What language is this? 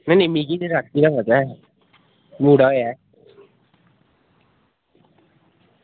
Dogri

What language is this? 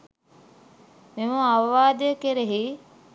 Sinhala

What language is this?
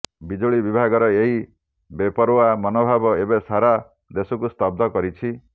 Odia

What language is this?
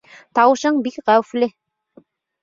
Bashkir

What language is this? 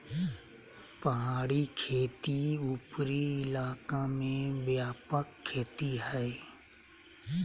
Magahi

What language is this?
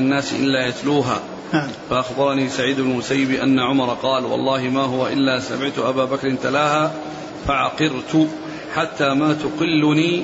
Arabic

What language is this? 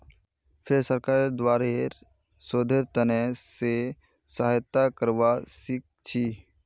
Magahi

